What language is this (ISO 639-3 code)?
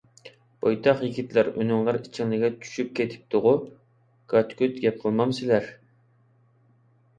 uig